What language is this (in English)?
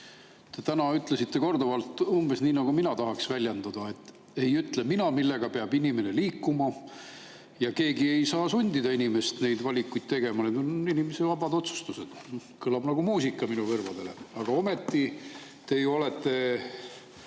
Estonian